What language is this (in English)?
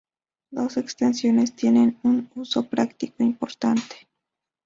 Spanish